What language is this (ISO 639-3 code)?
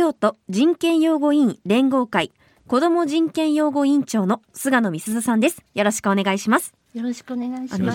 jpn